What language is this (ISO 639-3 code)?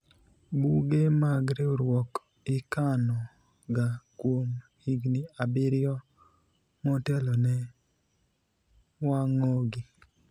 luo